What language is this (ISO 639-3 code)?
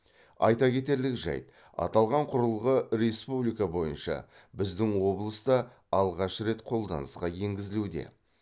kaz